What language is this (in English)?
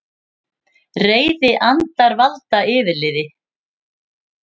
Icelandic